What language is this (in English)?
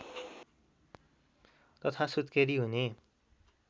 Nepali